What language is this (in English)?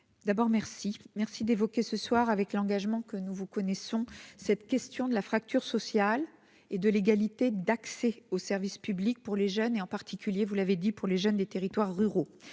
French